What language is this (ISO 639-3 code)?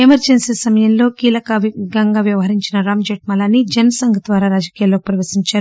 tel